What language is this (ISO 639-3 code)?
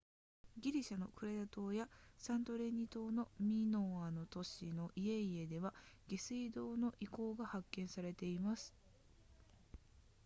jpn